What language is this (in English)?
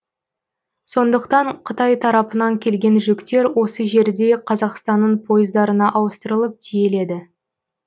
Kazakh